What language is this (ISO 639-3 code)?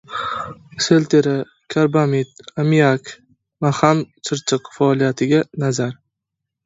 uzb